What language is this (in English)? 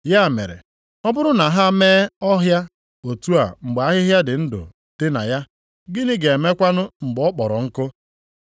Igbo